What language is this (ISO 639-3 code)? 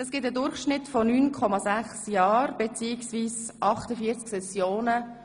gsw